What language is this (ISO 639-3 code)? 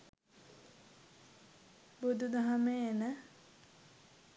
sin